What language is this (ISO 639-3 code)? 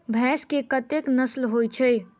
mai